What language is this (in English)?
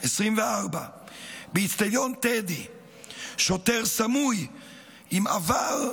Hebrew